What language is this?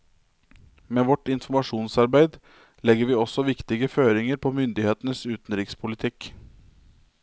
Norwegian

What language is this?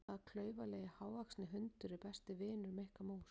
Icelandic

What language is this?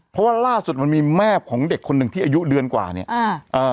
Thai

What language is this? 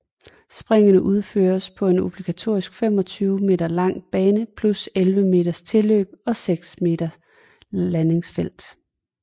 Danish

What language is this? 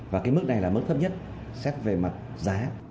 Vietnamese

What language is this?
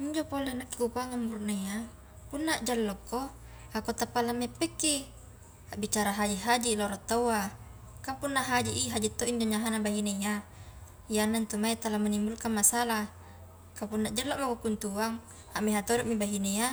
Highland Konjo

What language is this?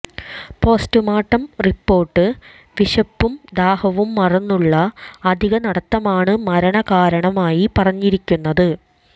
Malayalam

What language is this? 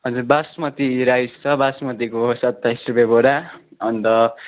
Nepali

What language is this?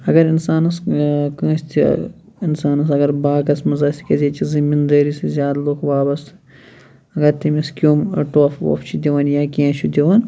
Kashmiri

